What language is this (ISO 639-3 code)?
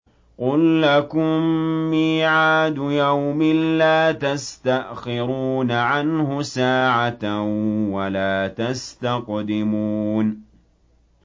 ara